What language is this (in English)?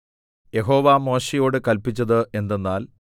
Malayalam